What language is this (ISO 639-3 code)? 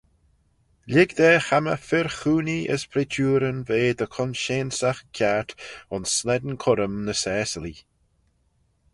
glv